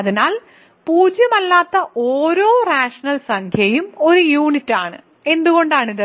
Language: Malayalam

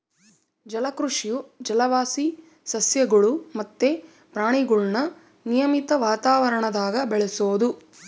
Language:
Kannada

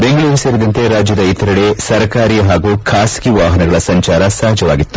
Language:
Kannada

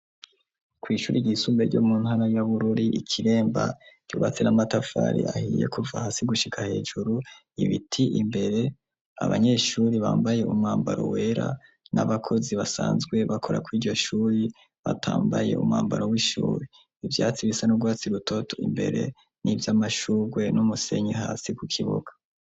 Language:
Rundi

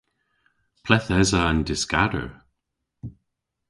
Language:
Cornish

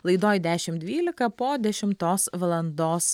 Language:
Lithuanian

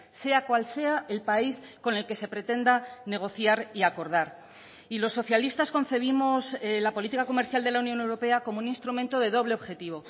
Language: Spanish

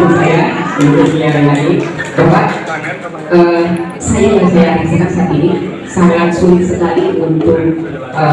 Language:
Indonesian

